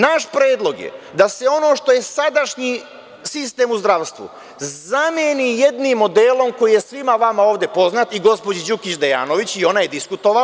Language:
Serbian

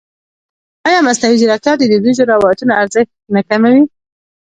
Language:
Pashto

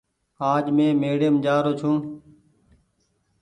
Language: Goaria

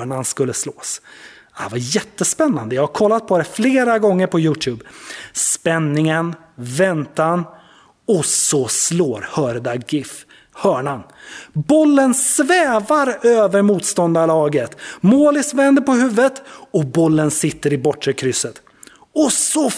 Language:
Swedish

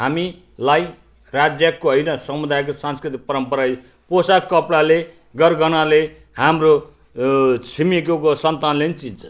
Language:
Nepali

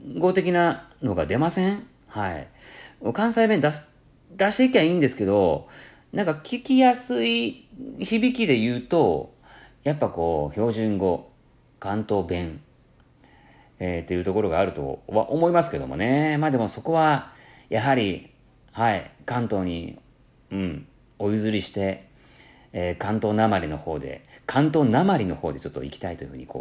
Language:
Japanese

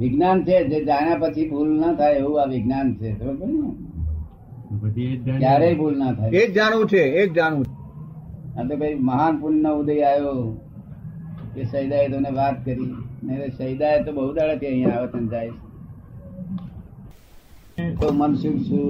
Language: Gujarati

